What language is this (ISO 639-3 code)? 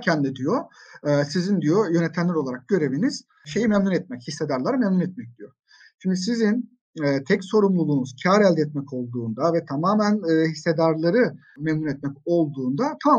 tur